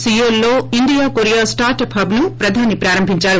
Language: Telugu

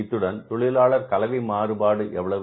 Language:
Tamil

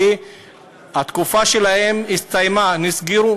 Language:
Hebrew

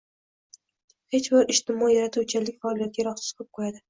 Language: Uzbek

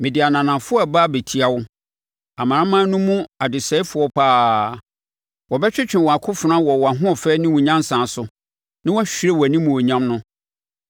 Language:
Akan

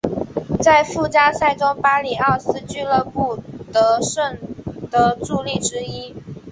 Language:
Chinese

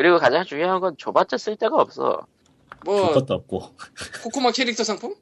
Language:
Korean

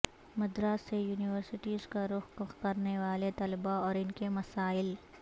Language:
Urdu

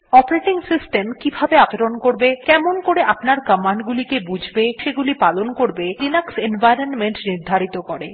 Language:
Bangla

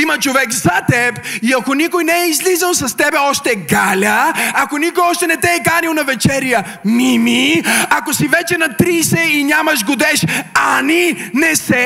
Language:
Bulgarian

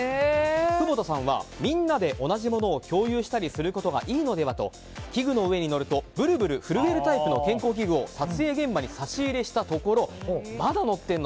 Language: Japanese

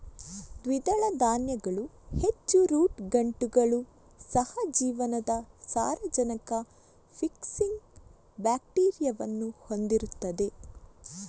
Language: Kannada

